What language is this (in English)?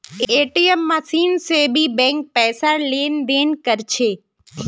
Magahi